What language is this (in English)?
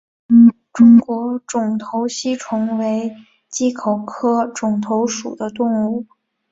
Chinese